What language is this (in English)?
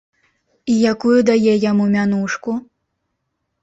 Belarusian